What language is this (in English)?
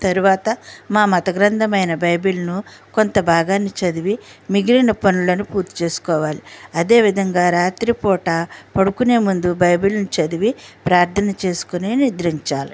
Telugu